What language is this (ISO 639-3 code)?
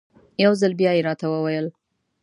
pus